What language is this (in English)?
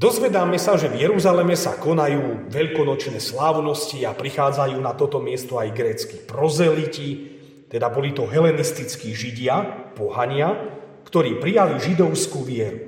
Slovak